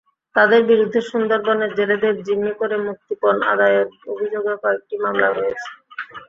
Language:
Bangla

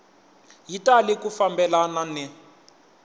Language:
Tsonga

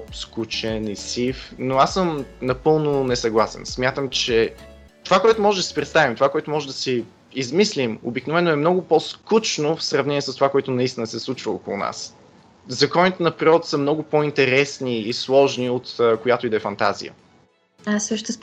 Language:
Bulgarian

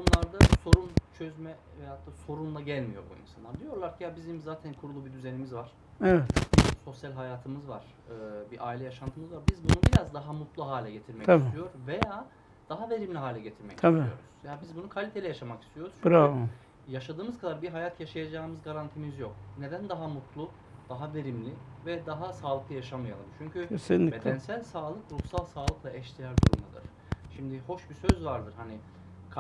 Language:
Turkish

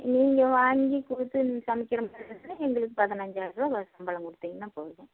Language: Tamil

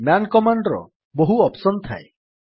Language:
Odia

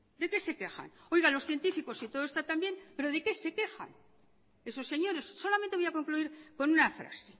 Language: Spanish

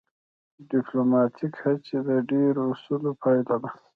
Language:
Pashto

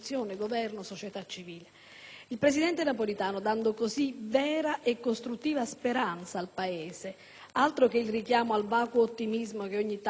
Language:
Italian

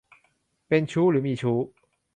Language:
Thai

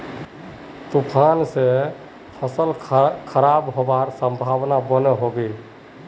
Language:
Magahi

